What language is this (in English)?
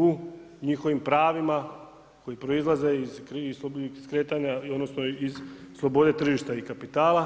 Croatian